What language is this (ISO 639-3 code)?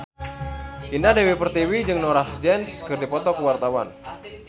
sun